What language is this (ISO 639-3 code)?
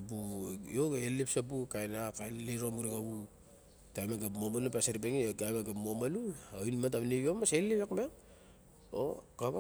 bjk